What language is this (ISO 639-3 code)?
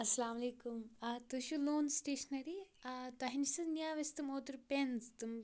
kas